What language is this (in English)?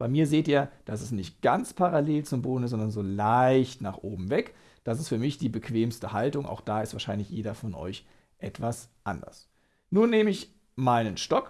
German